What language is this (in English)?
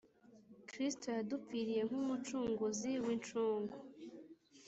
Kinyarwanda